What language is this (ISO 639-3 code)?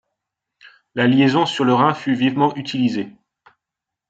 fra